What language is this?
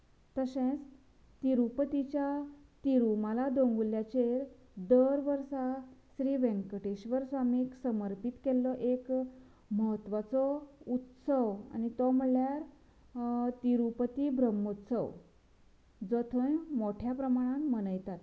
Konkani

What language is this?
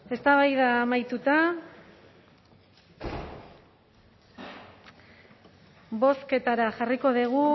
Basque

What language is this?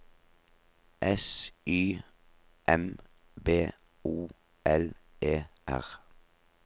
Norwegian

